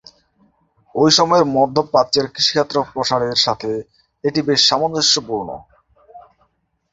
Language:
Bangla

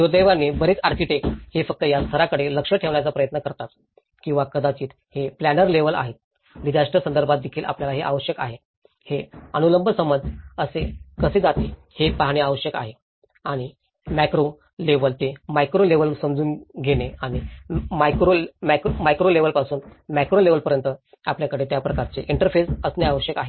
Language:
Marathi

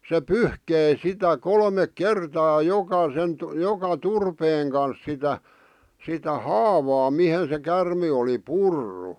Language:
Finnish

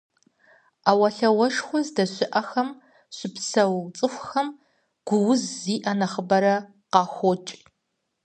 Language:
Kabardian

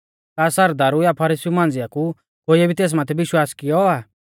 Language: Mahasu Pahari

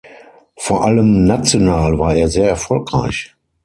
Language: German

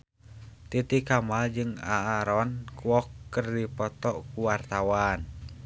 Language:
Sundanese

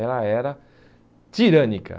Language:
Portuguese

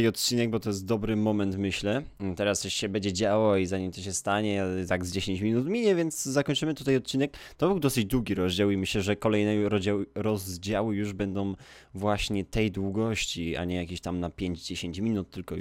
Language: Polish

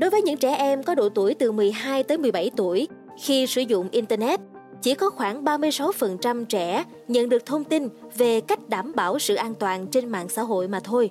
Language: Vietnamese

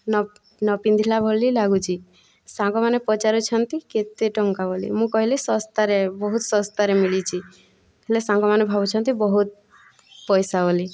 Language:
Odia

